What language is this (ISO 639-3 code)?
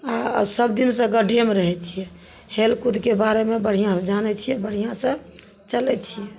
mai